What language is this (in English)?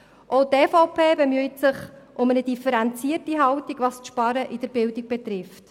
Swiss German